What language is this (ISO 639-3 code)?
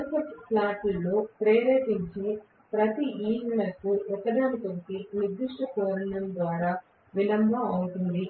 tel